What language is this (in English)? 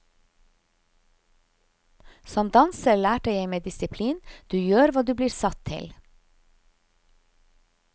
Norwegian